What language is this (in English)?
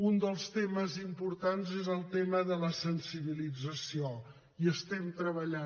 Catalan